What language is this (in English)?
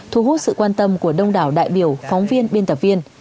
Vietnamese